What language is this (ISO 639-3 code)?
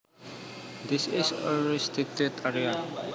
jav